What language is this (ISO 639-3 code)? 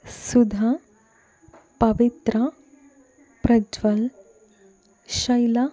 kan